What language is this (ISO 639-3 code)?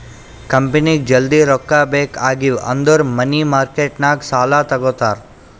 kan